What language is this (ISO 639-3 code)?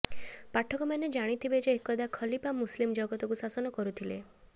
ori